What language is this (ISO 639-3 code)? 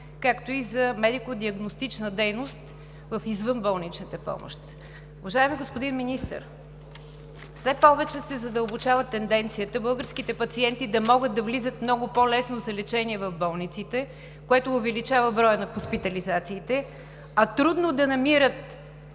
bul